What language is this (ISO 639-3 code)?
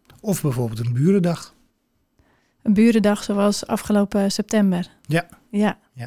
nld